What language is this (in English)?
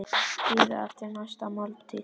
Icelandic